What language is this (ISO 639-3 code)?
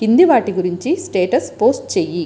tel